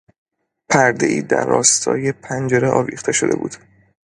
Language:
Persian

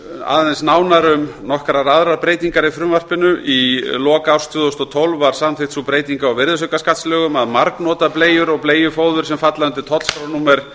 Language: Icelandic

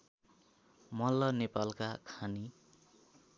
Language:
Nepali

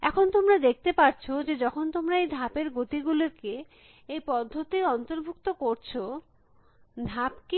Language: Bangla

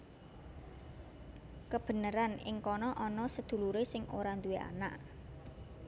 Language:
Javanese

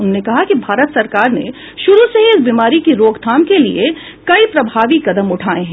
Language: Hindi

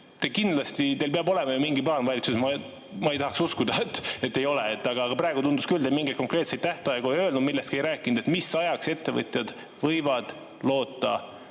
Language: Estonian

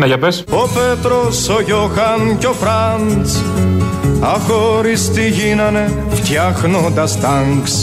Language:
Greek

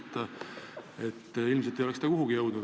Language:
Estonian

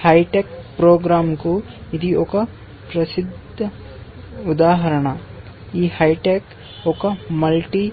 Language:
Telugu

